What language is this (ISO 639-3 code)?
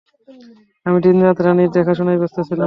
ben